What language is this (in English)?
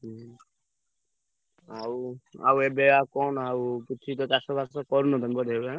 Odia